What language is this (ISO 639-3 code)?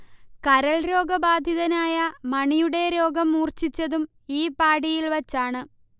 mal